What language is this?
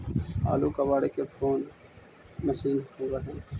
Magahi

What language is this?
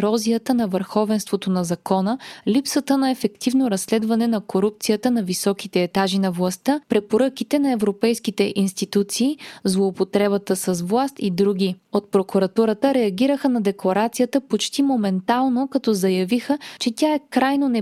Bulgarian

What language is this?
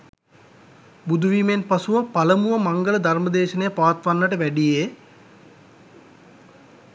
Sinhala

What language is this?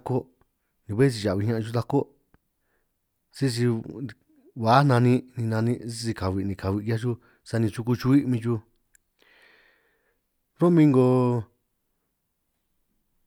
San Martín Itunyoso Triqui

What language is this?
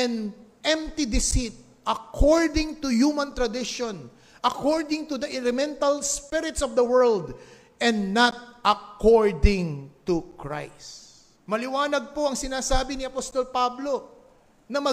Filipino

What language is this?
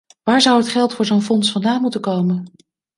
Dutch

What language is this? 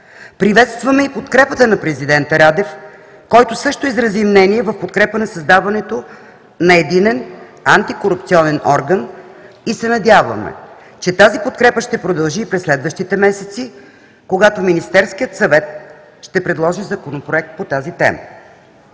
Bulgarian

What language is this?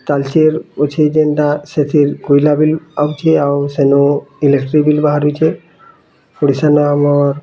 Odia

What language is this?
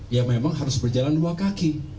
Indonesian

